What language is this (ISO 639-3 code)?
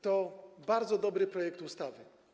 pol